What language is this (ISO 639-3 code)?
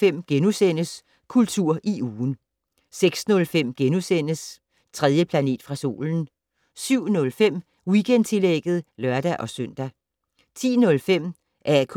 dan